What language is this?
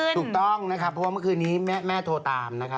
Thai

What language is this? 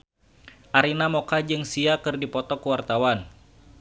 Sundanese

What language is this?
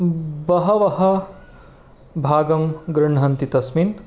Sanskrit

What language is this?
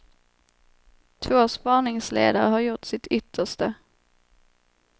Swedish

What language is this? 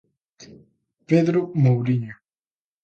Galician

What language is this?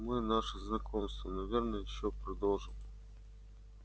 Russian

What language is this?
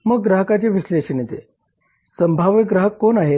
Marathi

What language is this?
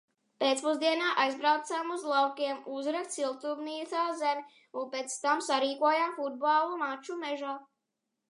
Latvian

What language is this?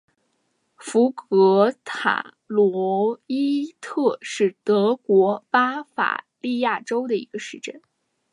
Chinese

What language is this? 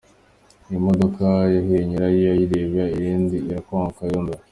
Kinyarwanda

